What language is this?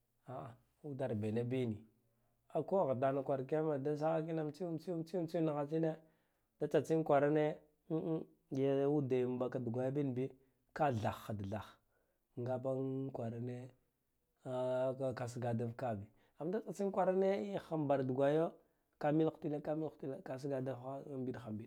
Guduf-Gava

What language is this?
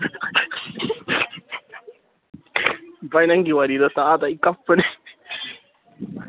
Manipuri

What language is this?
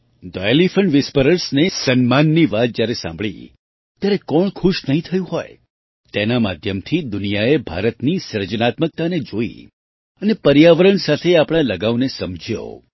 Gujarati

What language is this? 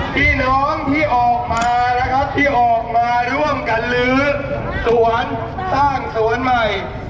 Thai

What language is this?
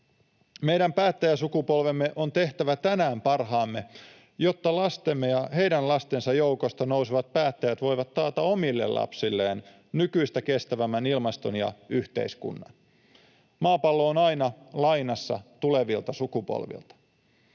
Finnish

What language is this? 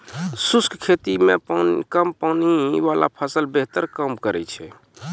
Maithili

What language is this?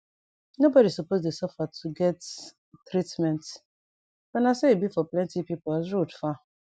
Nigerian Pidgin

